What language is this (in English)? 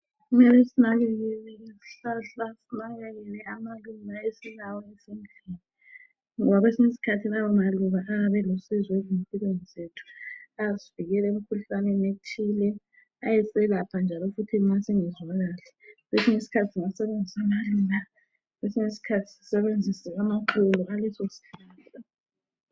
North Ndebele